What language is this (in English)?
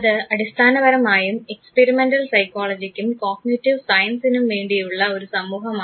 Malayalam